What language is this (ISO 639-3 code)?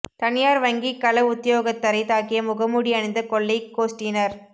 tam